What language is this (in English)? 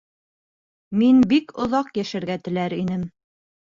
Bashkir